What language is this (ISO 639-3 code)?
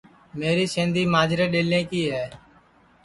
ssi